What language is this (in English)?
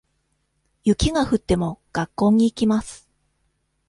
Japanese